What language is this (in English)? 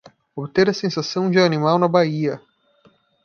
Portuguese